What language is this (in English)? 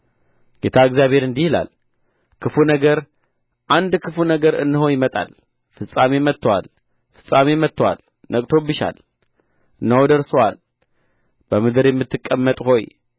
Amharic